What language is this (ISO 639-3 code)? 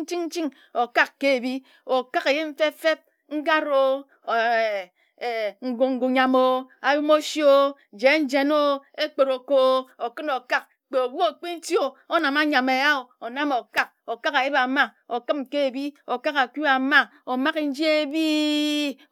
etu